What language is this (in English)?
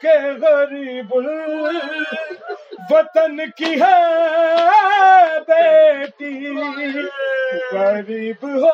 Urdu